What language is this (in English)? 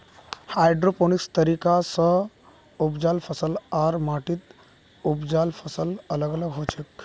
Magahi